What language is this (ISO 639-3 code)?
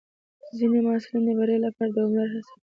pus